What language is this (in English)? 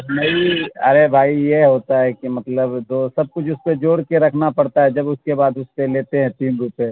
Urdu